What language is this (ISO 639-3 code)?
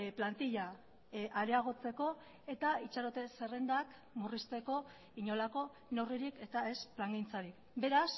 eus